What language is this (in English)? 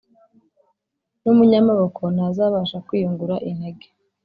Kinyarwanda